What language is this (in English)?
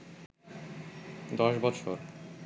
Bangla